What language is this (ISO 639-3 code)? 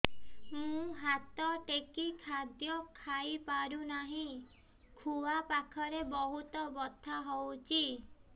ori